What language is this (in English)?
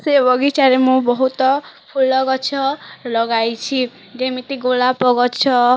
Odia